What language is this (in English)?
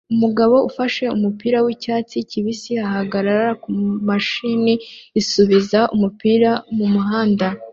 Kinyarwanda